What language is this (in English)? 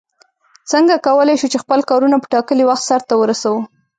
Pashto